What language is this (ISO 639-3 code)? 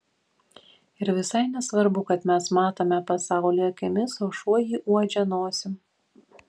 lit